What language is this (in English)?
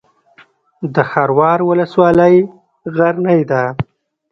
Pashto